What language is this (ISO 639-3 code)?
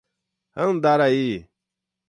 por